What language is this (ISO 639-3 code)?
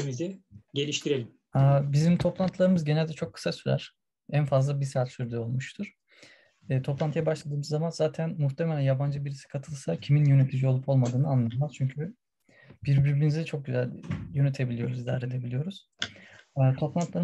tur